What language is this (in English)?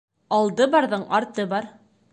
Bashkir